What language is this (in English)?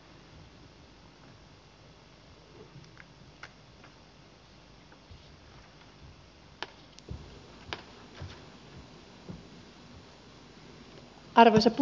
Finnish